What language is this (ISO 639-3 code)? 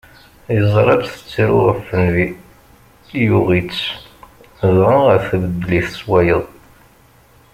kab